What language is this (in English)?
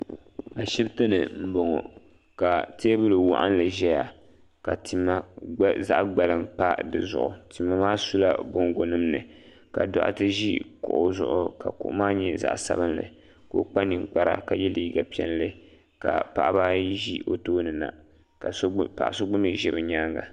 Dagbani